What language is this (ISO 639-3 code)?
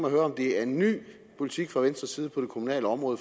dan